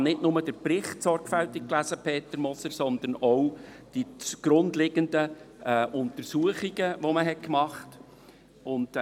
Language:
Swiss German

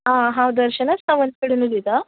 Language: Konkani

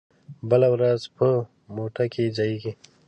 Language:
Pashto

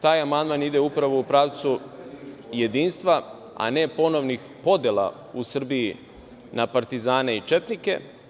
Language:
Serbian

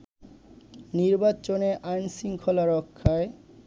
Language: Bangla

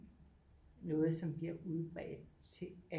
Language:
Danish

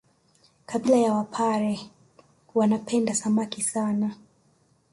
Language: Swahili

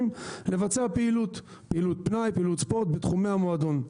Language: Hebrew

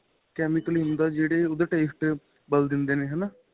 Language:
Punjabi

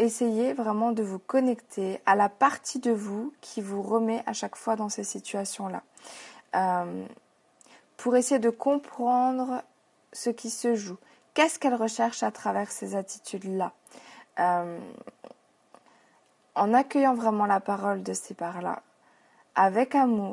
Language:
French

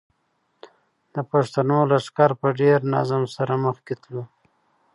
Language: Pashto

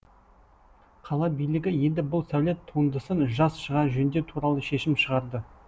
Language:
Kazakh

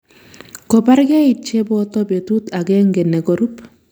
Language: Kalenjin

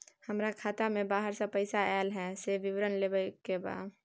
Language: Maithili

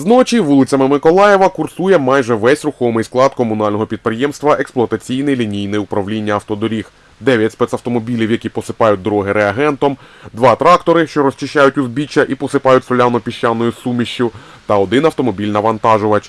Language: Ukrainian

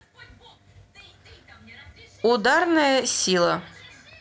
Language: Russian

